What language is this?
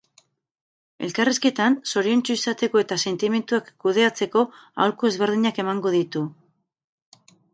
Basque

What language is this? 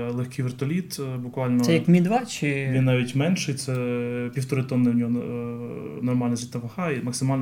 Ukrainian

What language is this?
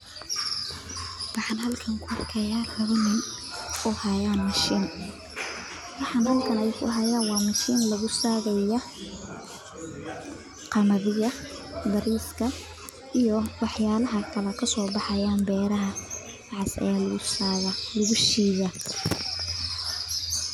Somali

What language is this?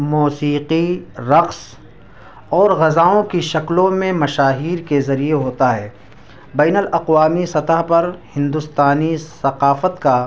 Urdu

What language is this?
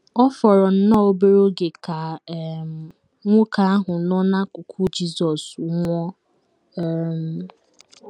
Igbo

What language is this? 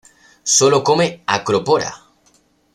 Spanish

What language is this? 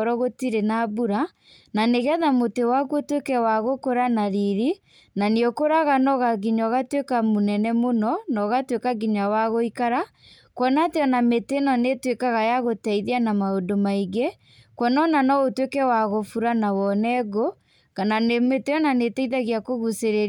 Kikuyu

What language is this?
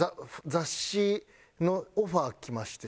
Japanese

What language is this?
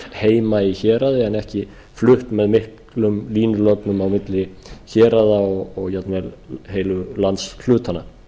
Icelandic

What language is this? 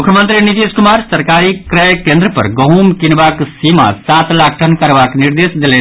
Maithili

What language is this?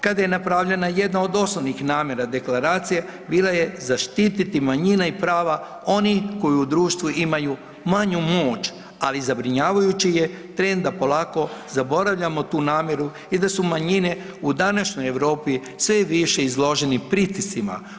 Croatian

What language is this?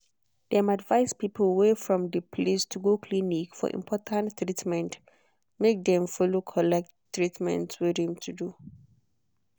Nigerian Pidgin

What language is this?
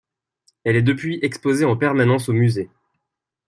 French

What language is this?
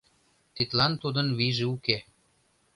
Mari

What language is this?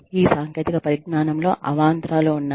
Telugu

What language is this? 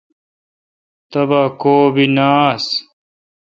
Kalkoti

